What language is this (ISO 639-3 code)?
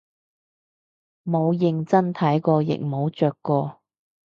yue